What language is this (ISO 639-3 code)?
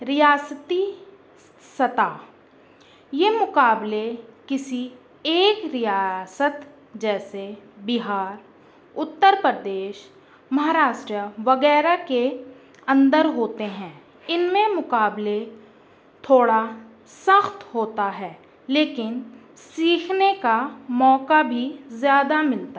urd